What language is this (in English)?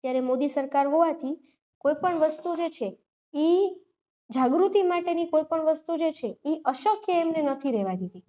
Gujarati